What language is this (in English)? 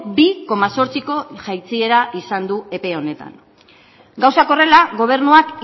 Basque